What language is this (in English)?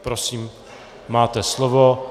Czech